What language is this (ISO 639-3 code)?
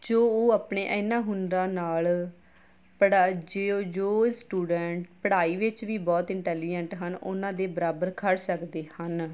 pan